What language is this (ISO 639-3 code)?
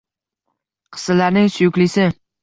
uzb